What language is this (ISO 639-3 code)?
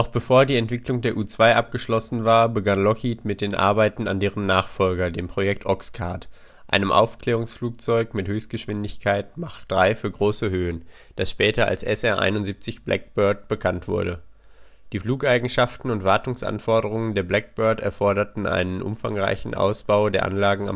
deu